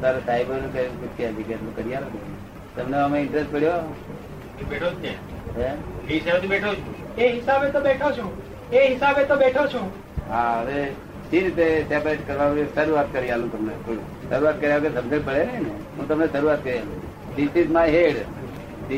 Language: Gujarati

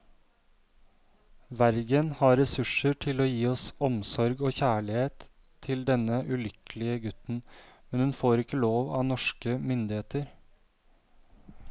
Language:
Norwegian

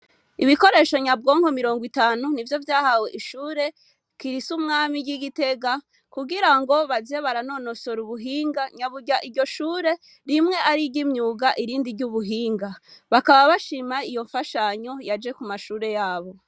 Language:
Rundi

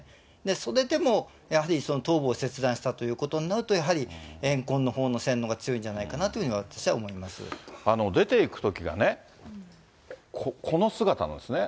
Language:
Japanese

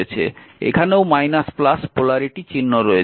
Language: Bangla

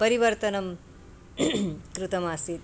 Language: Sanskrit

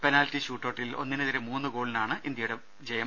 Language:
Malayalam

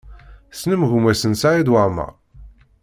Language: Kabyle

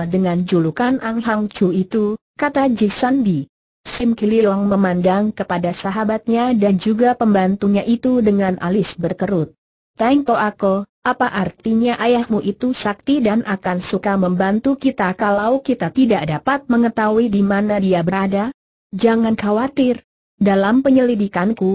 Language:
Indonesian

